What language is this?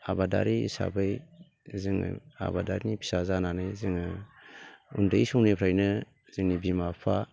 Bodo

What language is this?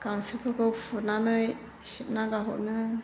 Bodo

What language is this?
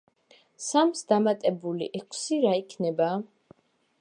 Georgian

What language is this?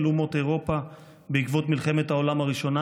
Hebrew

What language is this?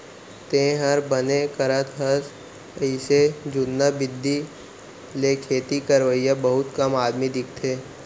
Chhattisgarhi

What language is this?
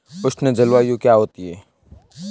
Hindi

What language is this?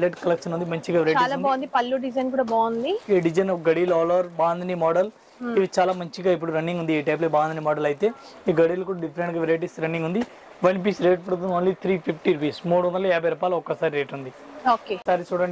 Telugu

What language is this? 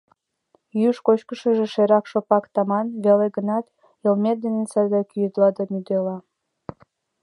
Mari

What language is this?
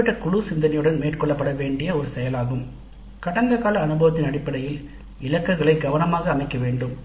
Tamil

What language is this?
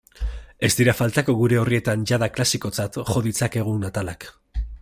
Basque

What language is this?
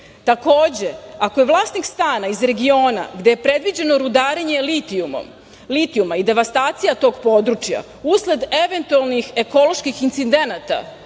Serbian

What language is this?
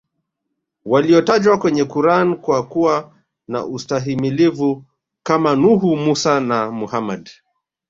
Swahili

